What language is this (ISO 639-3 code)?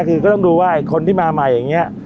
tha